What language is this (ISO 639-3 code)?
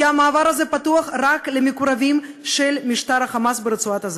heb